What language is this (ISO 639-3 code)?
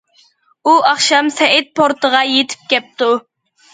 uig